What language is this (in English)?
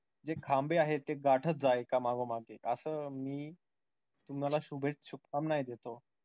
Marathi